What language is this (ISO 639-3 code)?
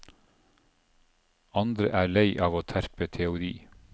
nor